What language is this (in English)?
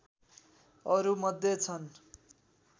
Nepali